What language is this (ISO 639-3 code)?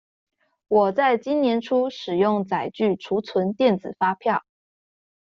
zho